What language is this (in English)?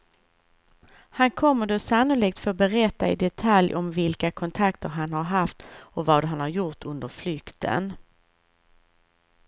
Swedish